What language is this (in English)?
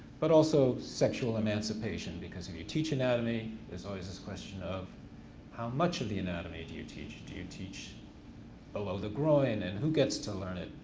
English